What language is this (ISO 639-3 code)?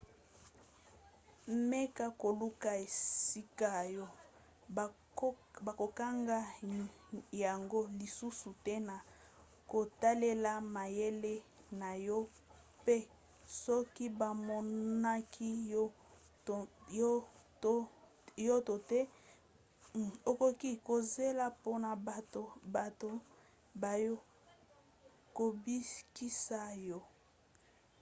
lin